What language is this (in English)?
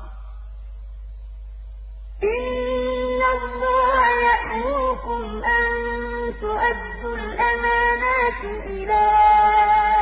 Arabic